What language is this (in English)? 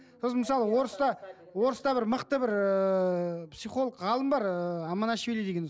Kazakh